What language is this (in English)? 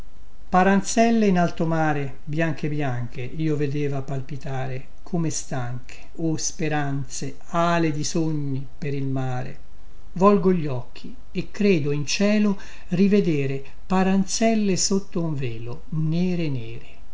Italian